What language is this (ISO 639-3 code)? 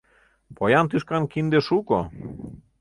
chm